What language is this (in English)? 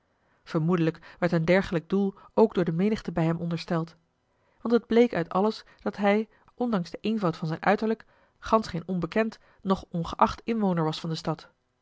Dutch